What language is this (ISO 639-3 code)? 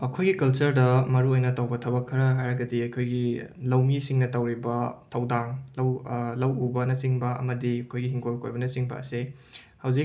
mni